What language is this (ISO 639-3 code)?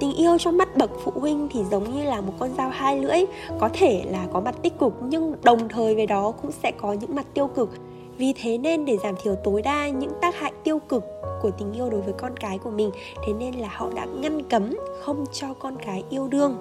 vie